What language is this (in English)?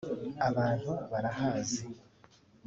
Kinyarwanda